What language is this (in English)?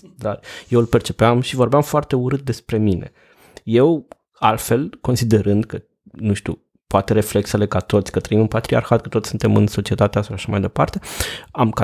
Romanian